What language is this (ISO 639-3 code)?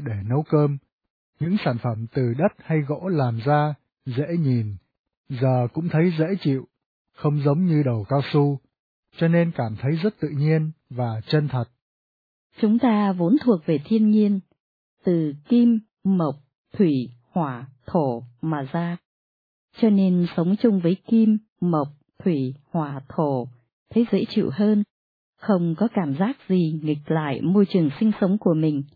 vie